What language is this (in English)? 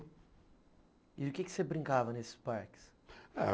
Portuguese